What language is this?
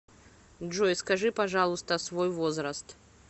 Russian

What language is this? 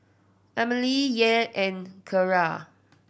English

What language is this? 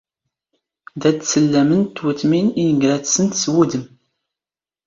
Standard Moroccan Tamazight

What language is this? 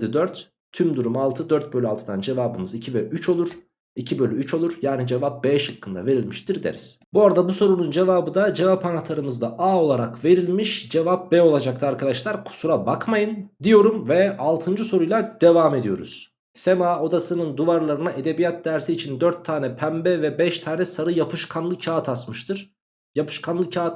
Turkish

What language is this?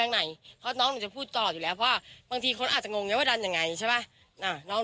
Thai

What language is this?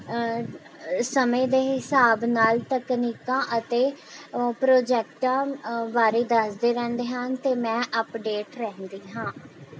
Punjabi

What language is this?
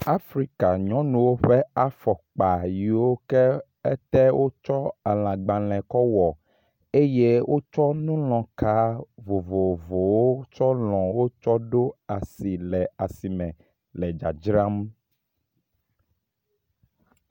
Ewe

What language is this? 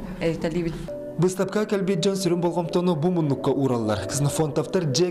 Russian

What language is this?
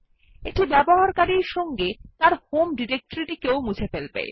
Bangla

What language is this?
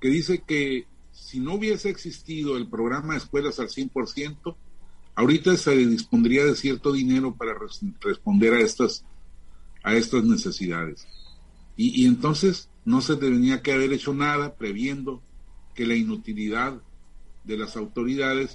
Spanish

